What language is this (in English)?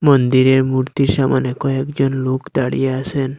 Bangla